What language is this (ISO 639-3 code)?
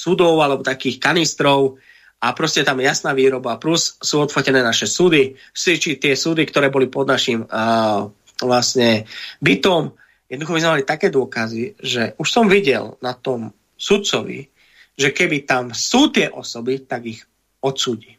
slk